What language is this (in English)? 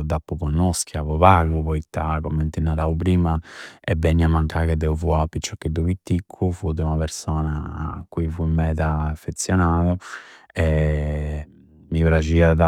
Campidanese Sardinian